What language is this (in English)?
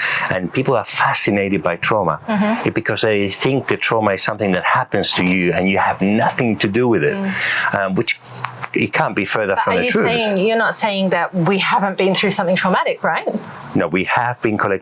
English